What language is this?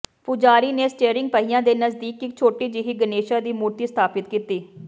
Punjabi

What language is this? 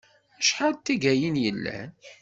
Kabyle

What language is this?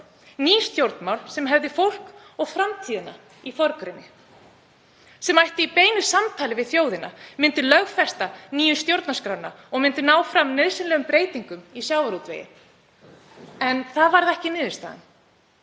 Icelandic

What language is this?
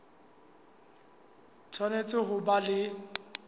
Southern Sotho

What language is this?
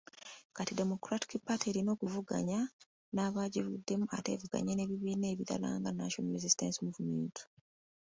Ganda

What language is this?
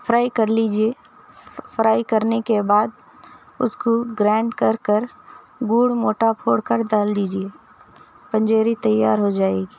Urdu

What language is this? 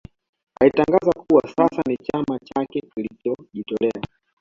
Swahili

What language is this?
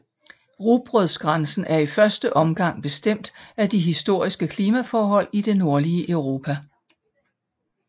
Danish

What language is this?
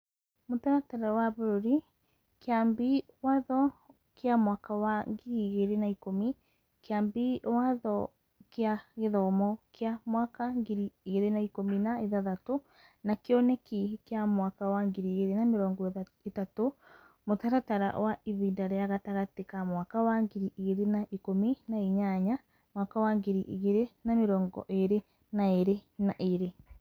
Kikuyu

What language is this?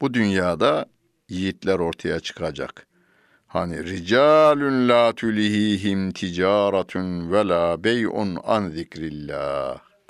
Turkish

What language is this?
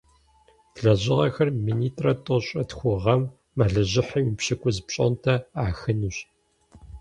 Kabardian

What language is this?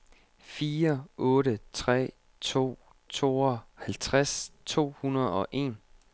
Danish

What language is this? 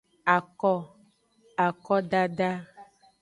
Aja (Benin)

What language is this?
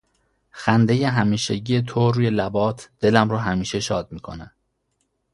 Persian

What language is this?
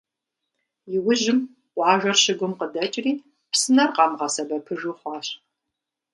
Kabardian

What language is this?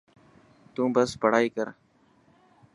Dhatki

